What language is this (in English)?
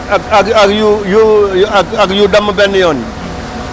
Wolof